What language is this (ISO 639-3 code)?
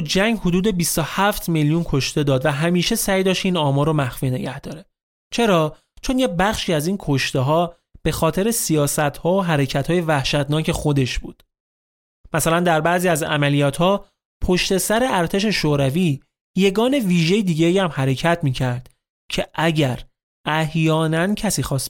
fas